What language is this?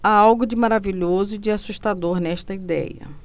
Portuguese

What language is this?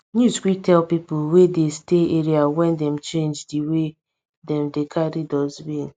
Nigerian Pidgin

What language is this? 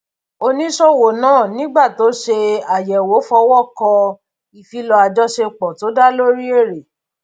Yoruba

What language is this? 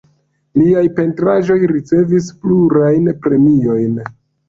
Esperanto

